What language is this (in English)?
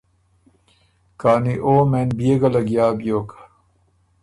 Ormuri